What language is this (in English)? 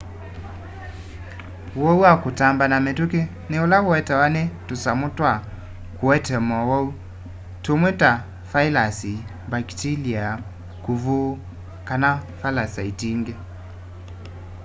Kamba